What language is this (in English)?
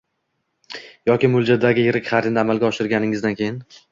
Uzbek